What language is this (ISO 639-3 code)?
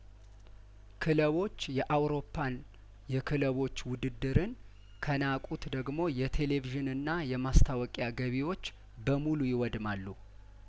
amh